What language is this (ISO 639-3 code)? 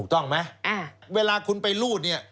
tha